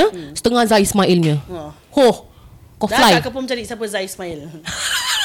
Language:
Malay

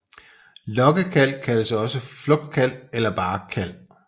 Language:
Danish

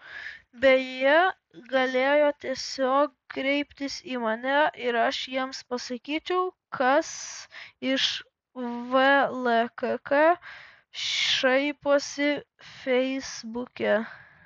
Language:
Lithuanian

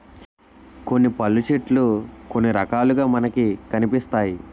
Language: Telugu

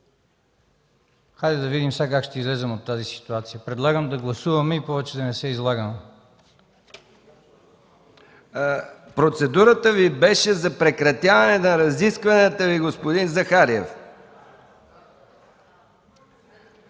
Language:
Bulgarian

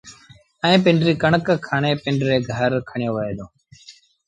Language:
Sindhi Bhil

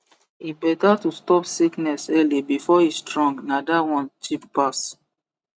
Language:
Nigerian Pidgin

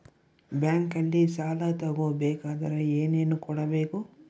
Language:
Kannada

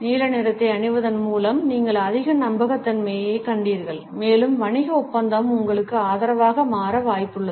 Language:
Tamil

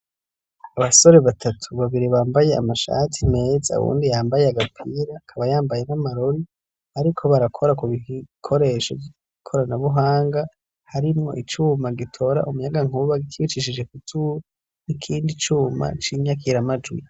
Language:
Rundi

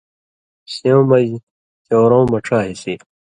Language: Indus Kohistani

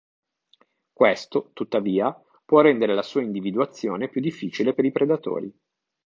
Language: Italian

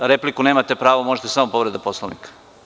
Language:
Serbian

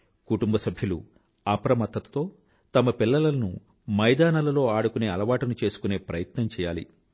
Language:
Telugu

